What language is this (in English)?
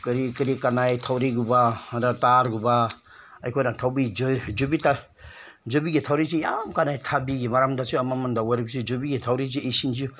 Manipuri